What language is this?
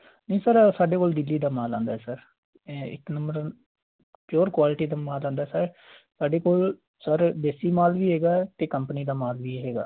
Punjabi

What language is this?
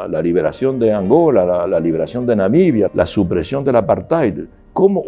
Spanish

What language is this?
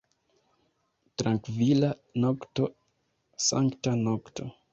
Esperanto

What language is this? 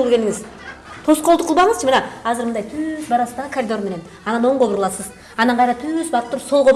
Turkish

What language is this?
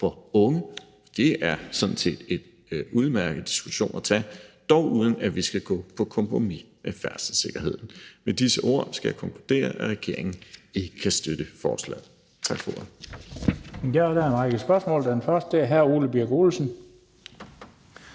Danish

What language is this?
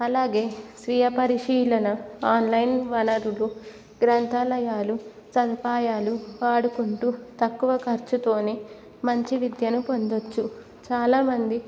Telugu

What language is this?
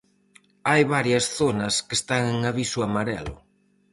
Galician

